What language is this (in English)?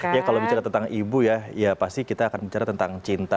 Indonesian